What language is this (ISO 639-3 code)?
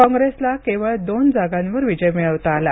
mar